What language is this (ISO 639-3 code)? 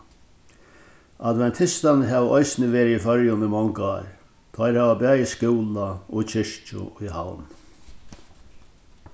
fao